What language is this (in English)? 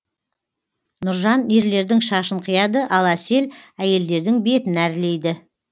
Kazakh